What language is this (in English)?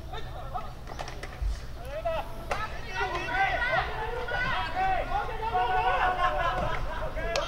Japanese